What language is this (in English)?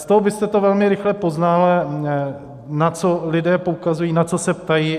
Czech